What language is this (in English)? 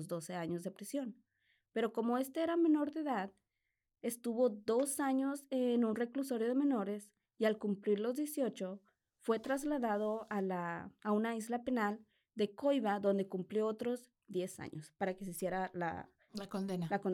Spanish